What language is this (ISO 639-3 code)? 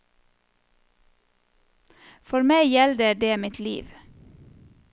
nor